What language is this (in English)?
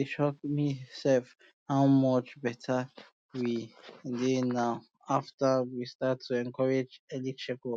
Nigerian Pidgin